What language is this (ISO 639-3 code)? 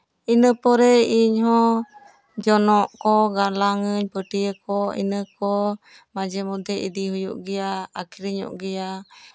sat